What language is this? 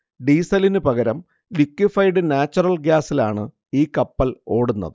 Malayalam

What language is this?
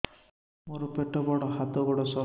Odia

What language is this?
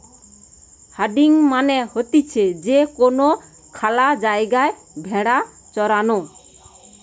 Bangla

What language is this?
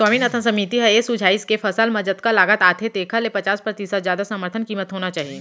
Chhattisgarhi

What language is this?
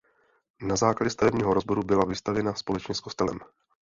Czech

